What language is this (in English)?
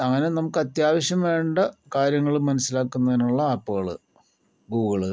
Malayalam